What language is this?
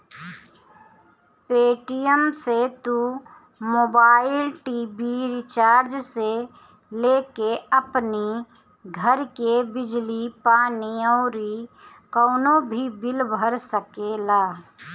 Bhojpuri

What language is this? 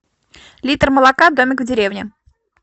Russian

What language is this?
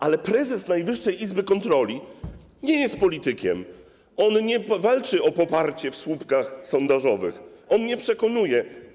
Polish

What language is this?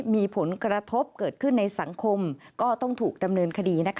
Thai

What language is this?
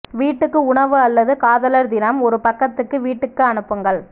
Tamil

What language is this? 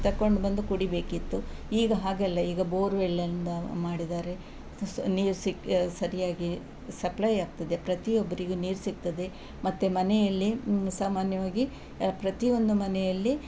Kannada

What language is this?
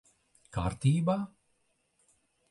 Latvian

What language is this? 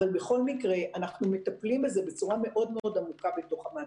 Hebrew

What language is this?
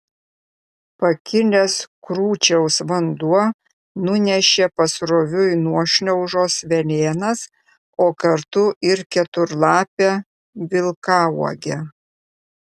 Lithuanian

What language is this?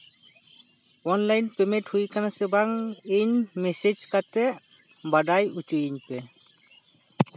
Santali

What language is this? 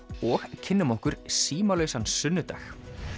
Icelandic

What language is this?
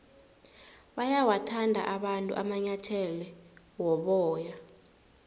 South Ndebele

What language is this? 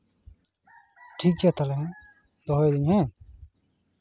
Santali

